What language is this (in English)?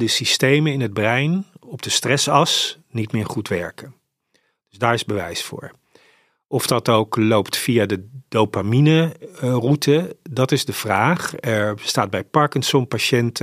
Dutch